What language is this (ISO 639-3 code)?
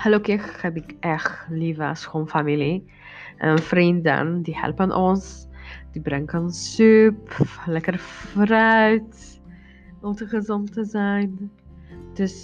nld